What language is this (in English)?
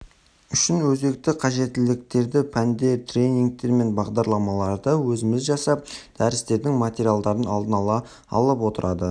Kazakh